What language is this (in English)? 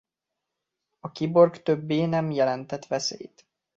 Hungarian